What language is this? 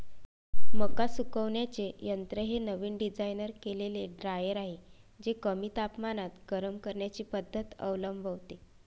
Marathi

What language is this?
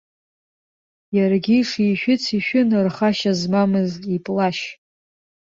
Abkhazian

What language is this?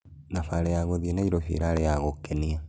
Kikuyu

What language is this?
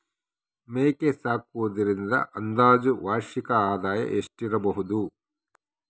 Kannada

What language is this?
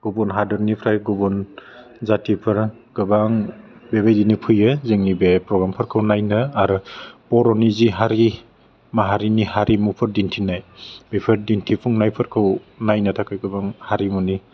Bodo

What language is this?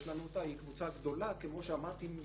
Hebrew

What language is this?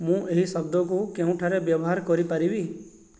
Odia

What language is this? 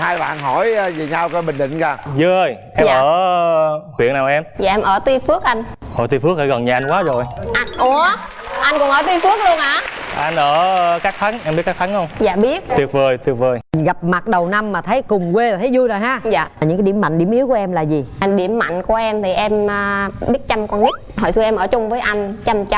Vietnamese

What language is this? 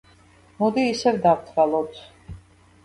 Georgian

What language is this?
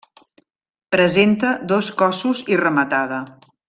Catalan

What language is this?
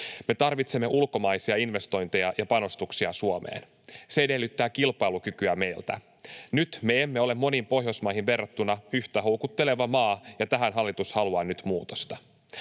Finnish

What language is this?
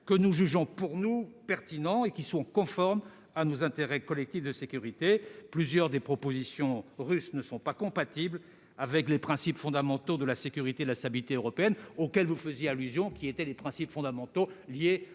French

